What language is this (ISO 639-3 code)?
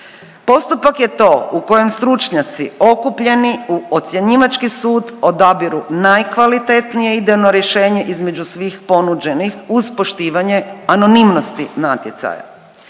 hrv